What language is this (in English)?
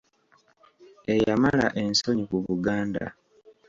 Ganda